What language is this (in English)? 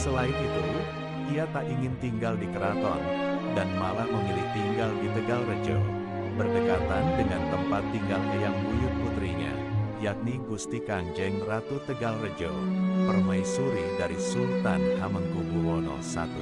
Indonesian